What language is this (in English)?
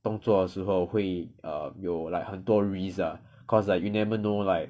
English